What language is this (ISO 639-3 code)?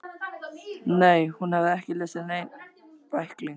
isl